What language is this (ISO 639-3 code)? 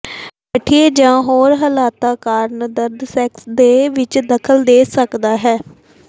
pan